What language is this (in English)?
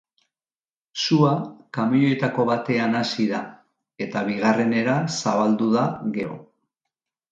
Basque